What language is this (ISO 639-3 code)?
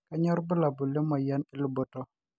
mas